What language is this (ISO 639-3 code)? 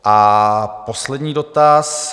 ces